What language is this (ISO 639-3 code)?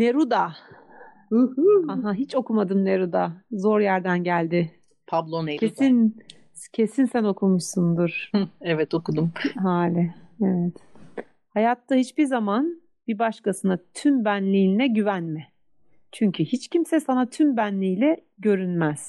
tur